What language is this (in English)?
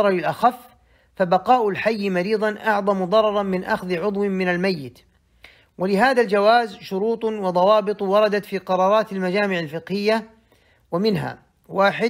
Arabic